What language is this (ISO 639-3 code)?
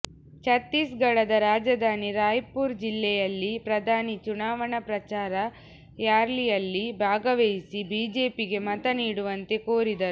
kan